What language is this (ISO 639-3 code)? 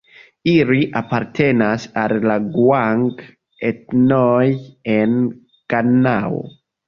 epo